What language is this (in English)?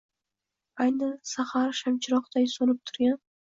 Uzbek